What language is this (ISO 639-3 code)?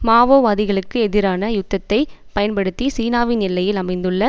tam